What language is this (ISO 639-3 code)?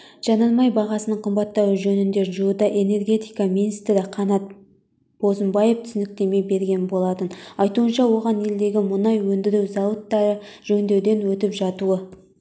kaz